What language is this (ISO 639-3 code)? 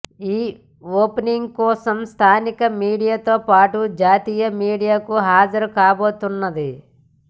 tel